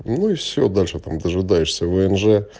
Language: Russian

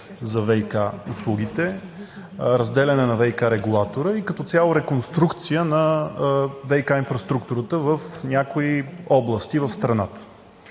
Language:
Bulgarian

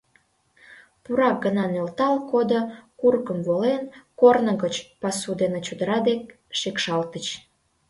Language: Mari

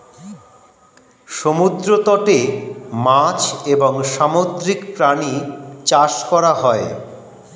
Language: Bangla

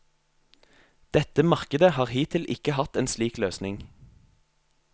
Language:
Norwegian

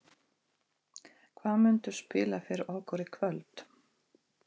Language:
Icelandic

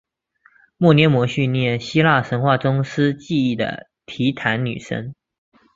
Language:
Chinese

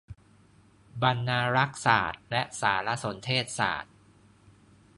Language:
Thai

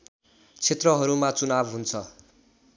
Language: Nepali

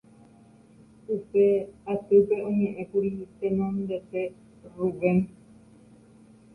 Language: Guarani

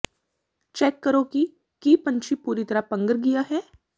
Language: Punjabi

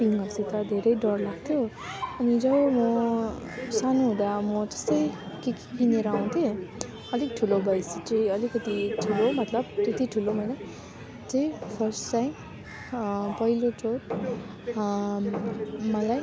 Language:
Nepali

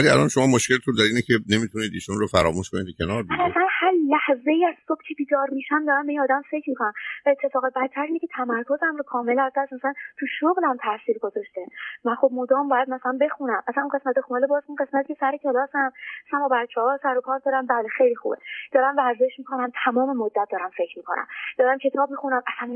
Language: Persian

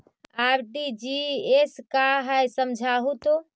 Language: Magahi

